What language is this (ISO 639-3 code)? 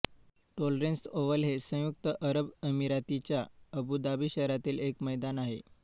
mar